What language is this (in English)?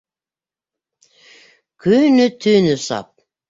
Bashkir